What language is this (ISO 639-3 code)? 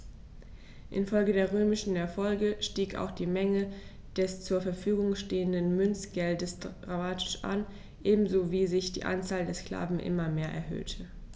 deu